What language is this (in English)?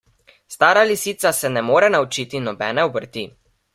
Slovenian